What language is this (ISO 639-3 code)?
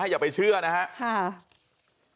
tha